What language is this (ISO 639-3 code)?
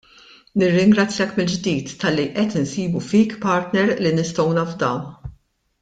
mlt